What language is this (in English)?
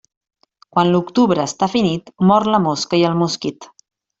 Catalan